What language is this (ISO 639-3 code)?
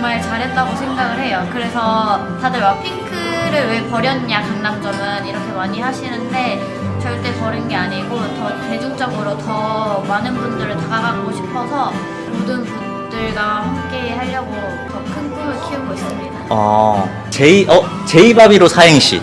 kor